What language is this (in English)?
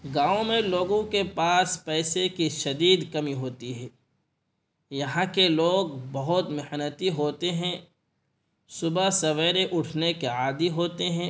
Urdu